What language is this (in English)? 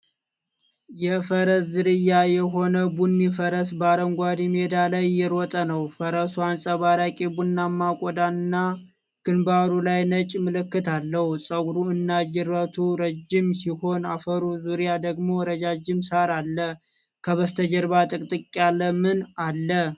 Amharic